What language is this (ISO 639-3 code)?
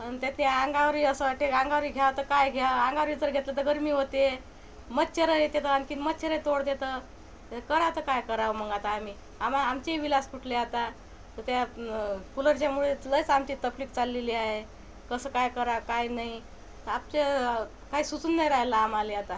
mar